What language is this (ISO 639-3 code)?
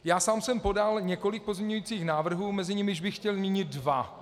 ces